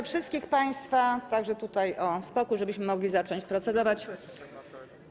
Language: Polish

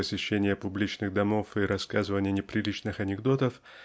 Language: Russian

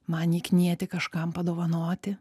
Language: Lithuanian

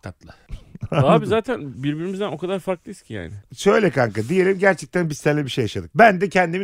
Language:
Turkish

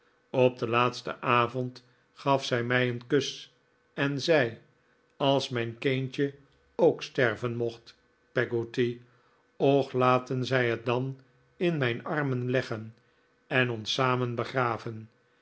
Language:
Dutch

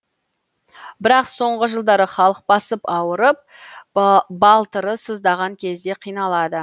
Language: Kazakh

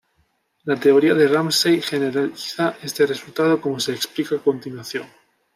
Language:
Spanish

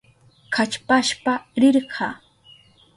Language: Southern Pastaza Quechua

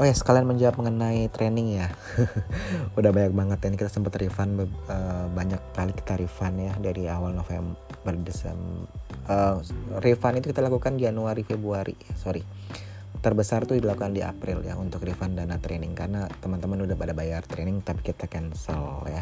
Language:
Indonesian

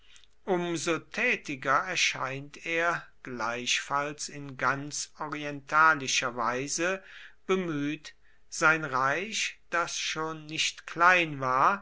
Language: German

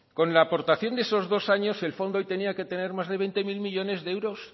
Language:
Spanish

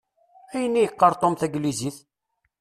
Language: Kabyle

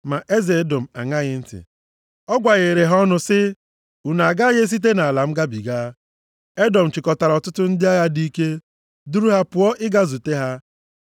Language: Igbo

